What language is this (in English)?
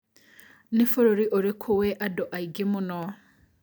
Kikuyu